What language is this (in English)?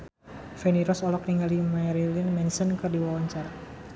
Sundanese